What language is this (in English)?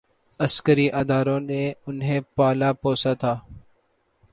Urdu